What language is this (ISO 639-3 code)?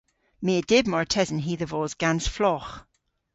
cor